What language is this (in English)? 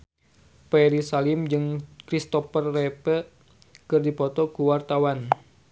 Sundanese